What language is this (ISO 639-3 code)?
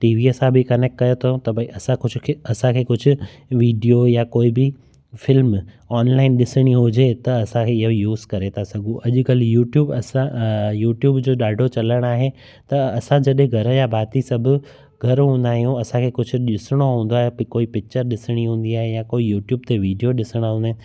snd